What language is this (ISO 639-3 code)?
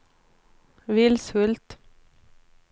swe